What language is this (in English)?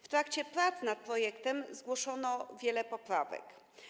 Polish